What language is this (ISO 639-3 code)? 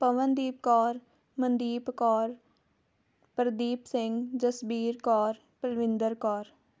pan